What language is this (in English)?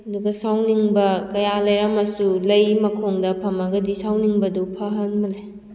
Manipuri